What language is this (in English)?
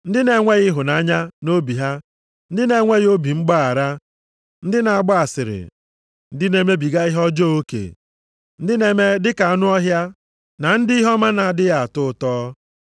Igbo